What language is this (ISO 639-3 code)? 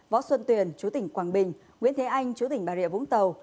vie